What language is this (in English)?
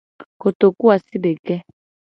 Gen